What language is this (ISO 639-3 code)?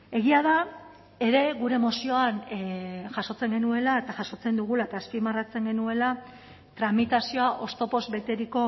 eus